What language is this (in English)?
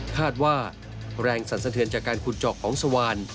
Thai